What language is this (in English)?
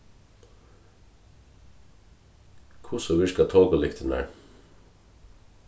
Faroese